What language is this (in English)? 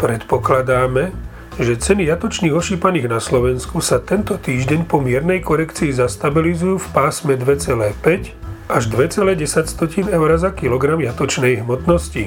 Slovak